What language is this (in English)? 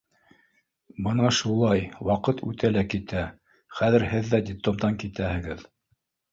Bashkir